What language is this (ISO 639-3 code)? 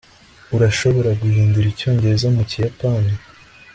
kin